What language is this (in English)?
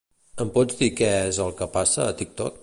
Catalan